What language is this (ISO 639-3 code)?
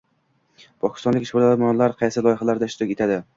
uzb